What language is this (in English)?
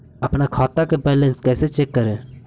Magahi